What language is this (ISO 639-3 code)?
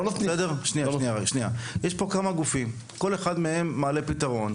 heb